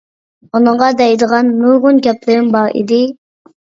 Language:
Uyghur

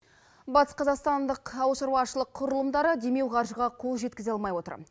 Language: Kazakh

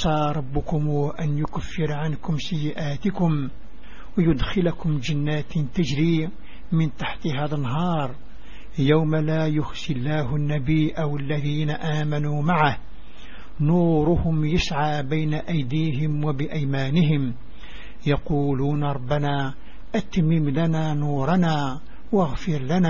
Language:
Arabic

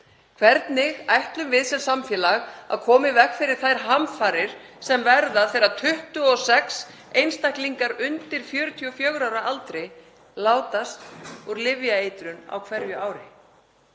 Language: Icelandic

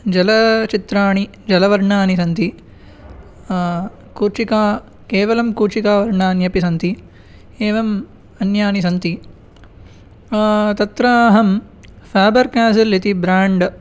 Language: Sanskrit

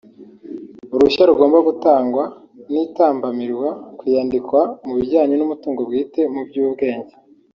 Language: Kinyarwanda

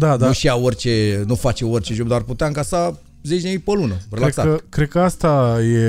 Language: Romanian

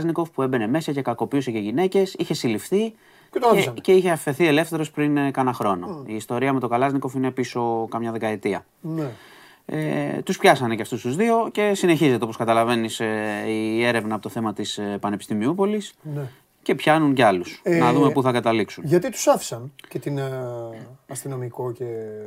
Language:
Greek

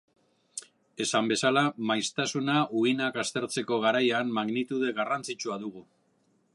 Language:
Basque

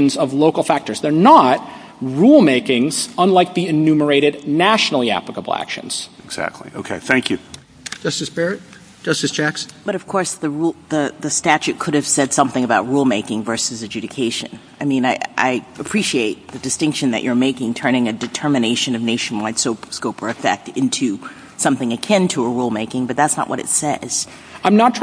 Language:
English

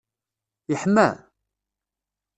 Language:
Kabyle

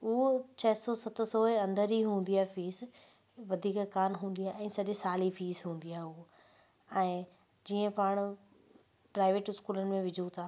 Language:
Sindhi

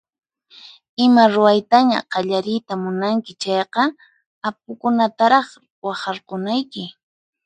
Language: Puno Quechua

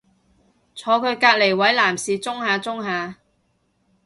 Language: Cantonese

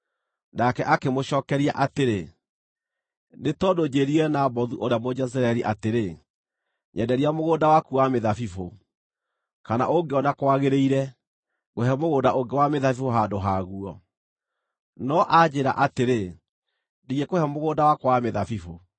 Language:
Kikuyu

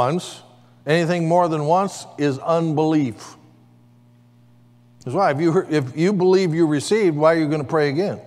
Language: English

